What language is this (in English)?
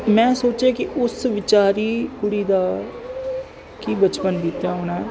Punjabi